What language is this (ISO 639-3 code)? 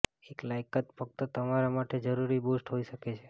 guj